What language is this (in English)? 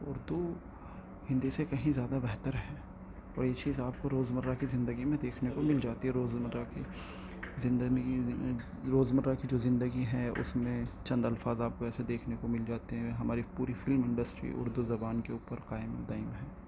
Urdu